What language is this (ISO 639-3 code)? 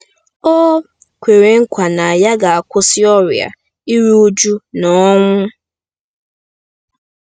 ibo